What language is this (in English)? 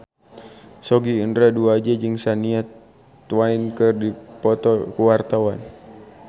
Sundanese